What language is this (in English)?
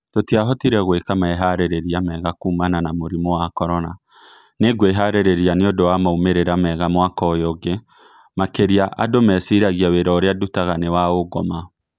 Kikuyu